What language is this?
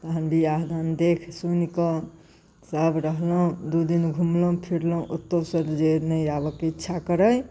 Maithili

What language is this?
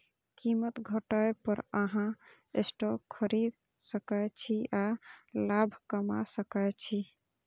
Maithili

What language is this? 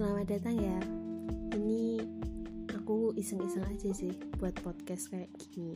Indonesian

